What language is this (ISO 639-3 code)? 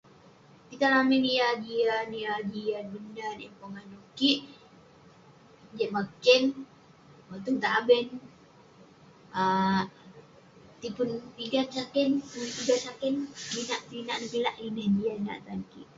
pne